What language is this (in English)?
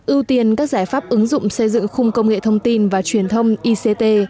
Vietnamese